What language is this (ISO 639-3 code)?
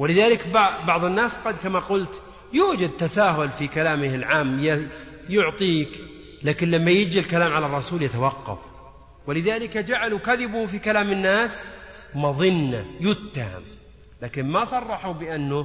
ara